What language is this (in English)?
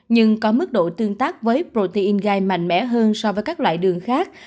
Vietnamese